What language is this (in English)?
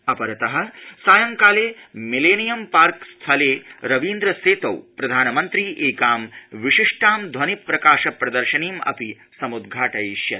Sanskrit